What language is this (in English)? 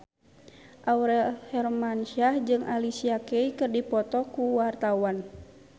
Sundanese